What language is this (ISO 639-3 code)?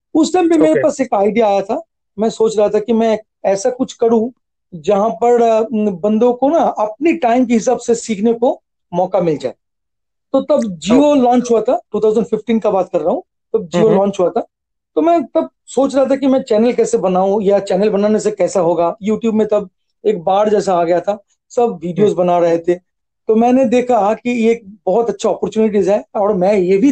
hin